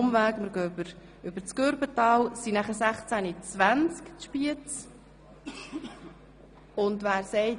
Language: Swiss German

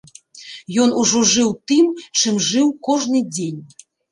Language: Belarusian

